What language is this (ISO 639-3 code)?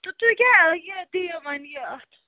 kas